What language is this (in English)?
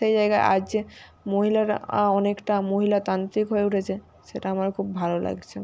Bangla